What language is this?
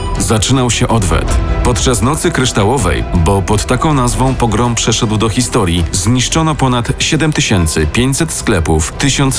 Polish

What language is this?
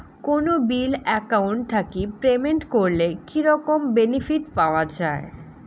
Bangla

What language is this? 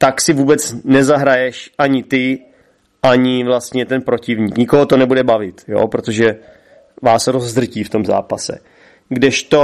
Czech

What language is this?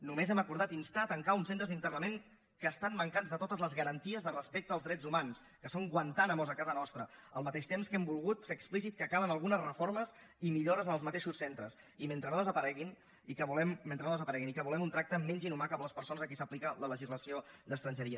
Catalan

